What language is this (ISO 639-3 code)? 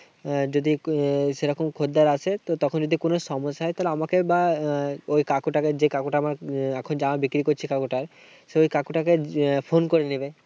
ben